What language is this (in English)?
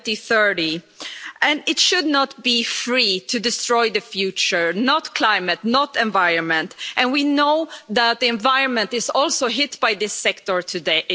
English